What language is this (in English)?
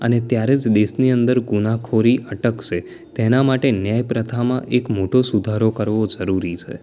Gujarati